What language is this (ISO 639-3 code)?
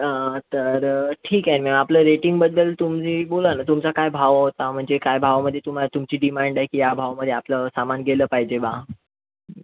mar